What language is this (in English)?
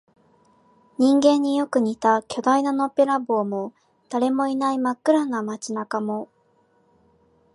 Japanese